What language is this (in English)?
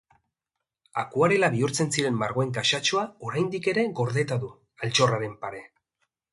Basque